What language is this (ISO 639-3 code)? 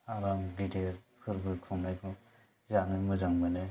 brx